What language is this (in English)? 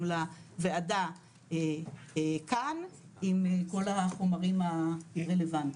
Hebrew